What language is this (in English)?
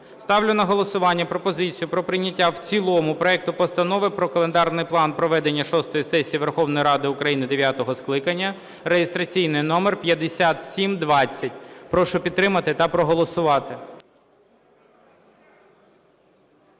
Ukrainian